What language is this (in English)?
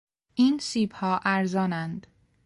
Persian